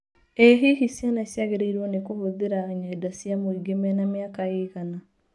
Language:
Kikuyu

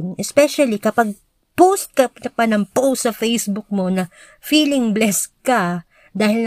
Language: Filipino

